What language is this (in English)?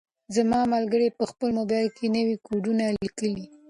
Pashto